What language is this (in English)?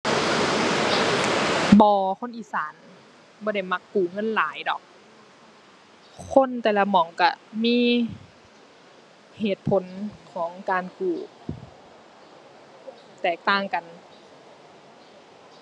Thai